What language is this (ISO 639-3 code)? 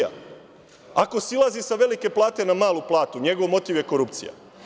srp